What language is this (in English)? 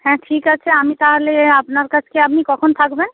Bangla